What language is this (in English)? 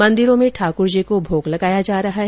Hindi